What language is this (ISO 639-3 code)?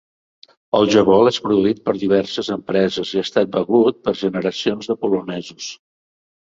cat